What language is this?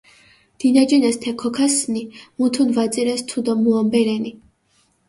Mingrelian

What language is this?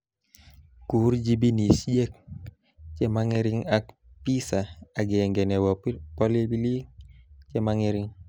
Kalenjin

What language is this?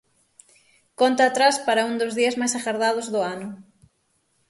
Galician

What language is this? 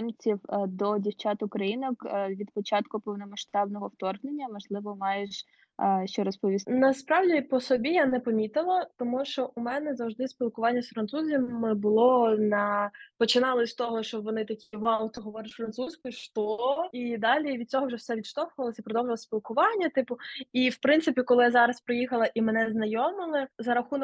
Ukrainian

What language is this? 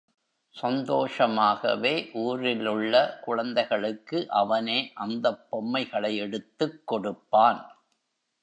Tamil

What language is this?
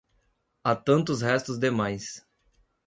Portuguese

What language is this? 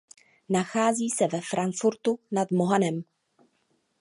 Czech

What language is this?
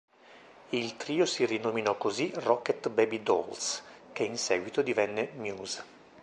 Italian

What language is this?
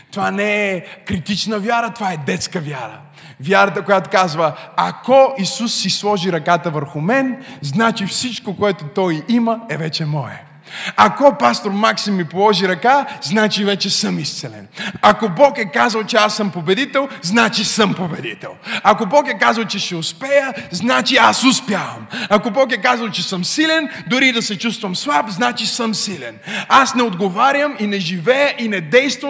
Bulgarian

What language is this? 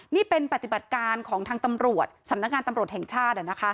Thai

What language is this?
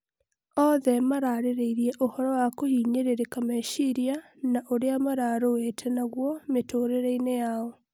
Kikuyu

